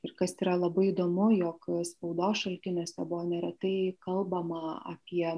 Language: Lithuanian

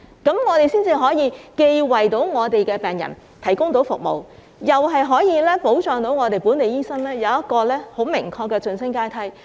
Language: Cantonese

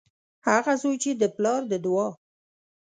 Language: Pashto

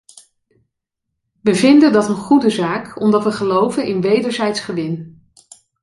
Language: Dutch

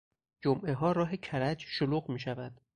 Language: Persian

